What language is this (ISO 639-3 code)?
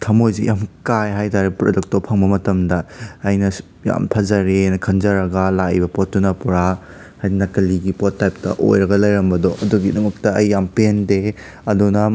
mni